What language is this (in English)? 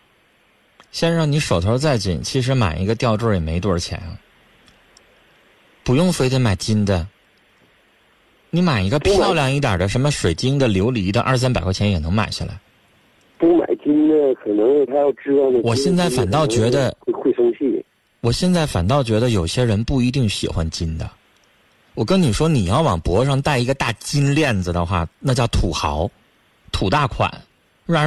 Chinese